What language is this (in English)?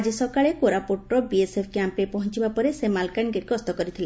Odia